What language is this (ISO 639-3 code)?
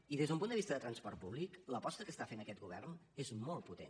cat